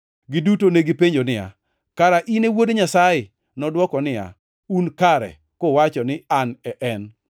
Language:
Luo (Kenya and Tanzania)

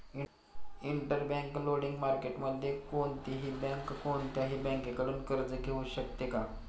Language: Marathi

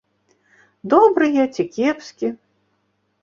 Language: Belarusian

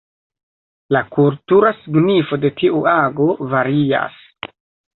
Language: Esperanto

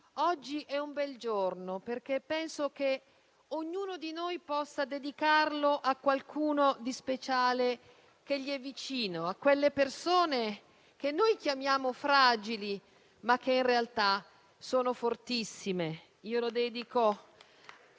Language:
Italian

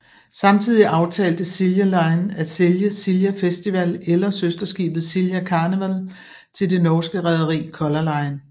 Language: Danish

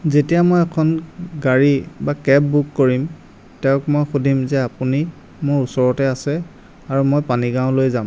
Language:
Assamese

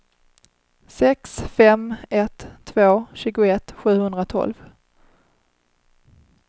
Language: Swedish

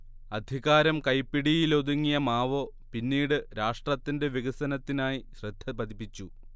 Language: Malayalam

